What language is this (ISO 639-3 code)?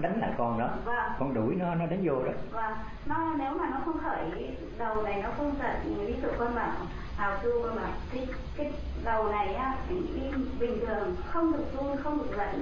vie